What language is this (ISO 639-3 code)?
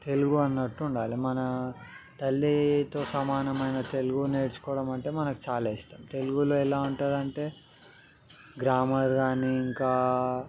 tel